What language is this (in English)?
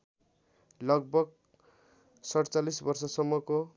Nepali